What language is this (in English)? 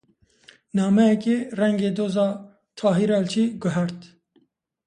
Kurdish